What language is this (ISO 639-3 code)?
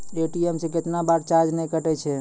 mai